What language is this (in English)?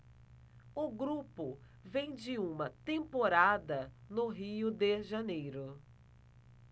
Portuguese